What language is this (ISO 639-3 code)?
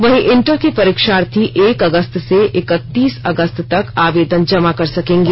hin